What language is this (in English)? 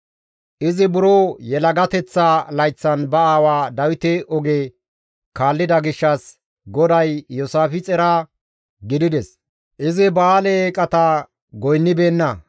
Gamo